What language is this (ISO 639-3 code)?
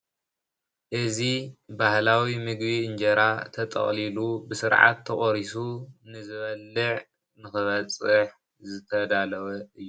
tir